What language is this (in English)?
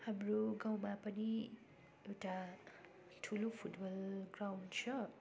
Nepali